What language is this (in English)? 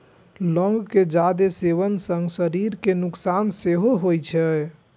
Maithili